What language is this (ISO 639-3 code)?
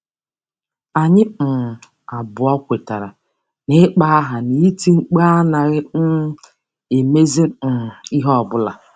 ibo